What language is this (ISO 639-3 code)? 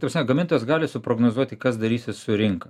lit